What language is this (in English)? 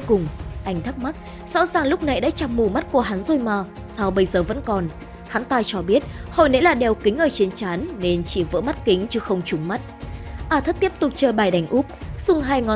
Vietnamese